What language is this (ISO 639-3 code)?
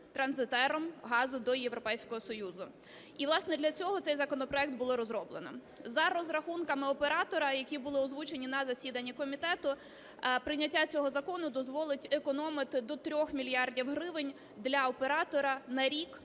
ukr